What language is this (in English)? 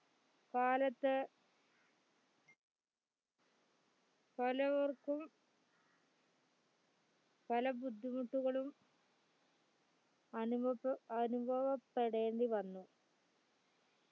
Malayalam